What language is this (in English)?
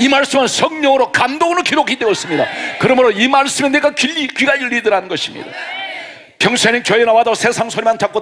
Korean